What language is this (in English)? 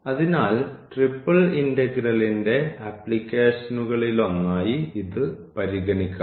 Malayalam